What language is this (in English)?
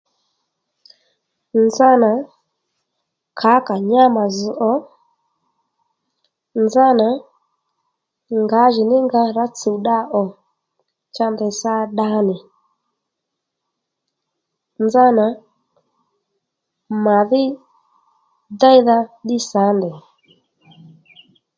Lendu